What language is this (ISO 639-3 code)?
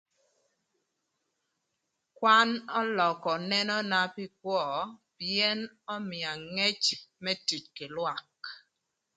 lth